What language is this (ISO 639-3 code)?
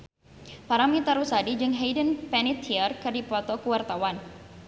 sun